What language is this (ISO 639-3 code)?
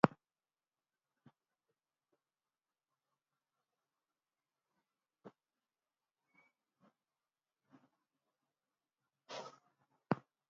gwc